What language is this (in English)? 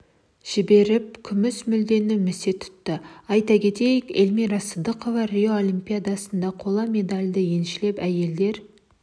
Kazakh